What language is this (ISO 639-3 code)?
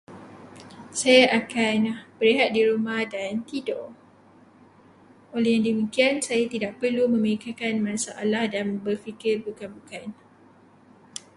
msa